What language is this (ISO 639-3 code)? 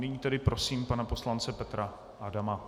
ces